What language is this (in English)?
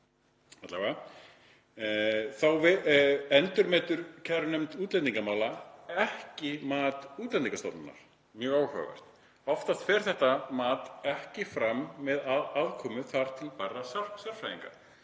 Icelandic